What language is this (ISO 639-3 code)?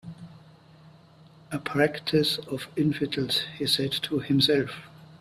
eng